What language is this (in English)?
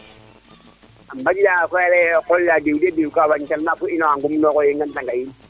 Serer